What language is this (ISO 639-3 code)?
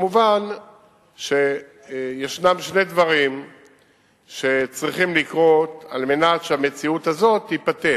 heb